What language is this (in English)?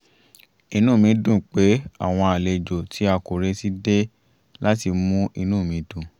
Yoruba